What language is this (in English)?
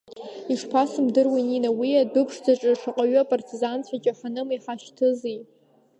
Abkhazian